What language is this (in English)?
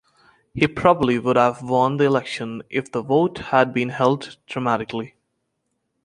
English